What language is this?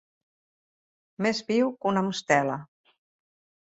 Catalan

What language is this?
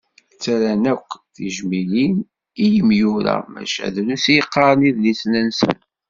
Kabyle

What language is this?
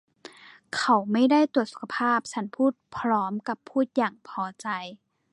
Thai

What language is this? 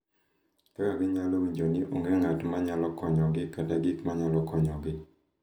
Luo (Kenya and Tanzania)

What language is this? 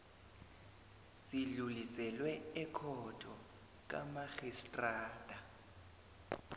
South Ndebele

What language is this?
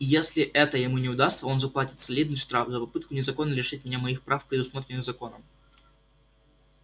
Russian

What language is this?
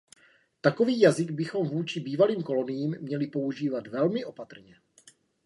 Czech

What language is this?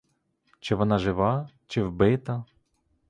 Ukrainian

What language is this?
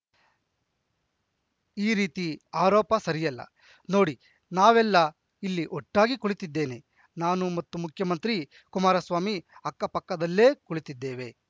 Kannada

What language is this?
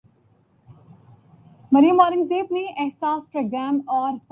Urdu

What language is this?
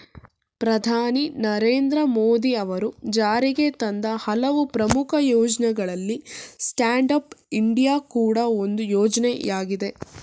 Kannada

